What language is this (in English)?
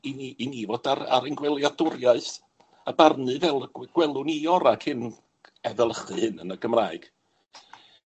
Welsh